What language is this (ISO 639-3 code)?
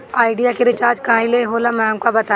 bho